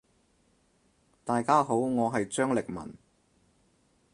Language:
Cantonese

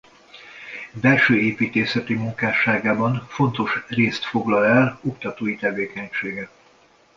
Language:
Hungarian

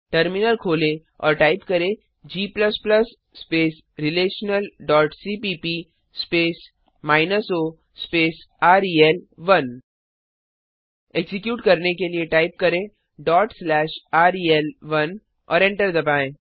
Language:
Hindi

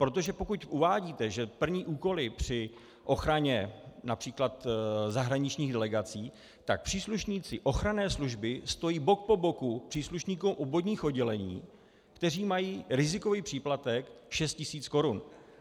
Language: Czech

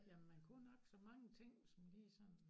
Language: Danish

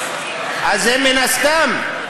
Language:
Hebrew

